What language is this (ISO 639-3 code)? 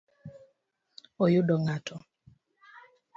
luo